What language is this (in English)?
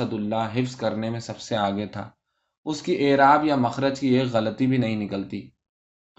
Urdu